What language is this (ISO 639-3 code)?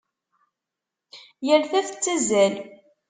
kab